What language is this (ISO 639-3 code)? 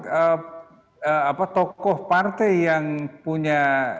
ind